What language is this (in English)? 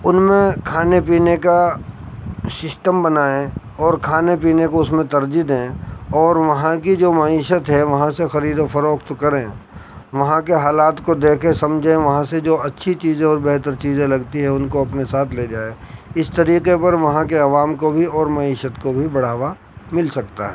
Urdu